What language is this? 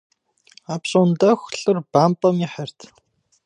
Kabardian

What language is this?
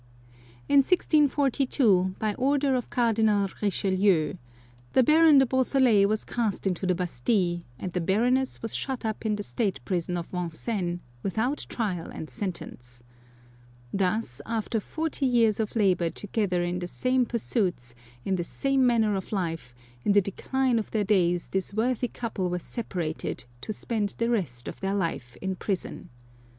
English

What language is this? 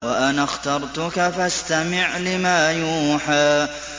Arabic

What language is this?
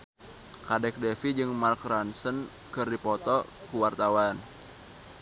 Sundanese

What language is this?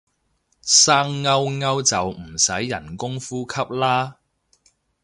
Cantonese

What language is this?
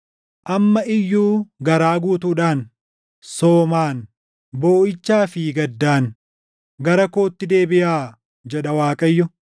Oromo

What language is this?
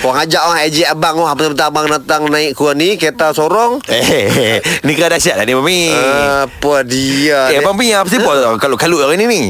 Malay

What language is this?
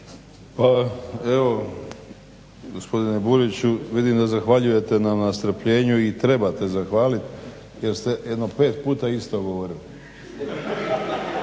Croatian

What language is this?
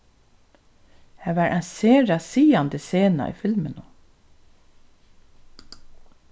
Faroese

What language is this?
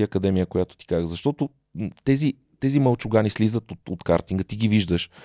Bulgarian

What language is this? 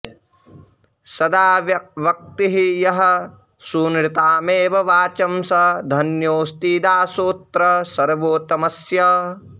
Sanskrit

